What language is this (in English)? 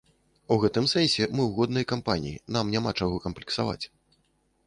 Belarusian